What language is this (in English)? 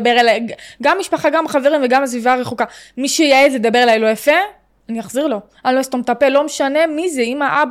Hebrew